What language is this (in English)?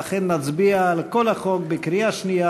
Hebrew